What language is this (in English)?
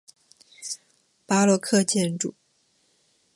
Chinese